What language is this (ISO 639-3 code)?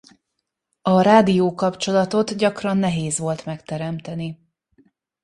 hun